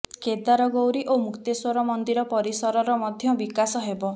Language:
Odia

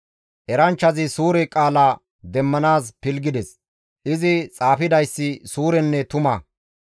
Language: Gamo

